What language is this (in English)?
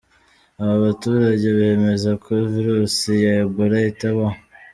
Kinyarwanda